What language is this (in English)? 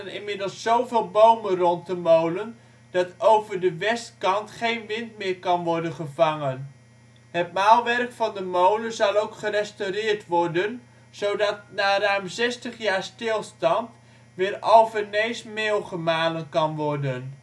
Dutch